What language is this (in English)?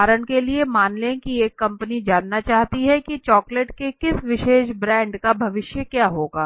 Hindi